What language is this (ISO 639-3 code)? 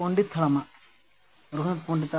sat